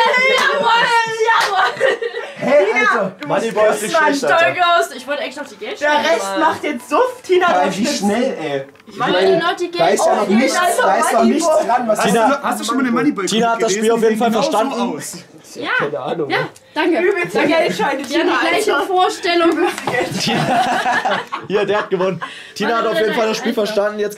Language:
German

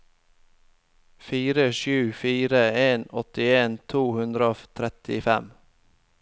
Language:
Norwegian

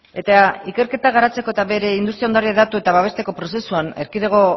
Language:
Basque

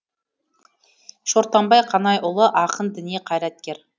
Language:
Kazakh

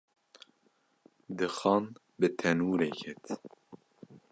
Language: Kurdish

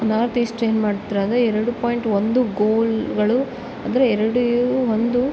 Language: Kannada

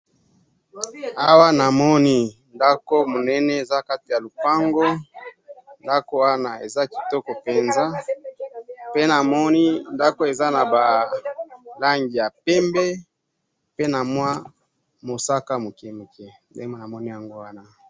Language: Lingala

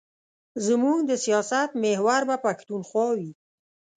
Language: Pashto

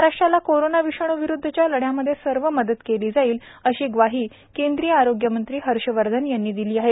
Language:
Marathi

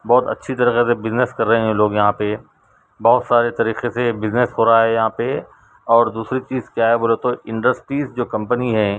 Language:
Urdu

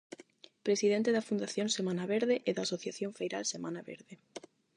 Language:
Galician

